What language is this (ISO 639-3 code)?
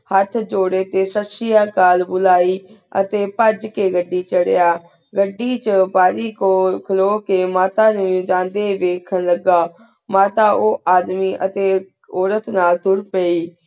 pan